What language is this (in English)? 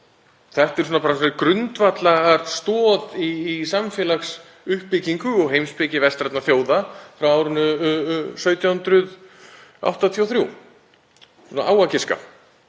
Icelandic